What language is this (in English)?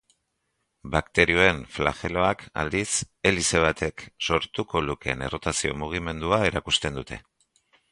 Basque